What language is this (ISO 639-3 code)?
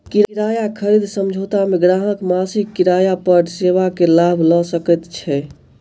mai